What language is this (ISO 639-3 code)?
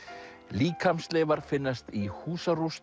isl